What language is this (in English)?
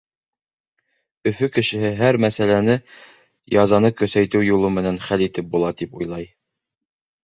Bashkir